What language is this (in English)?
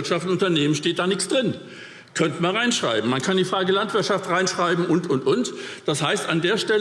German